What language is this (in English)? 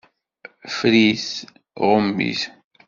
Kabyle